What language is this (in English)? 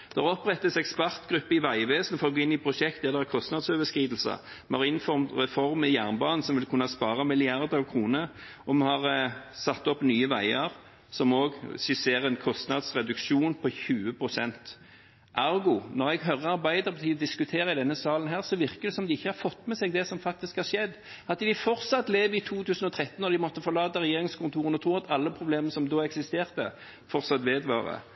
Norwegian Bokmål